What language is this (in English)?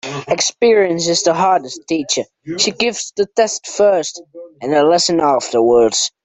English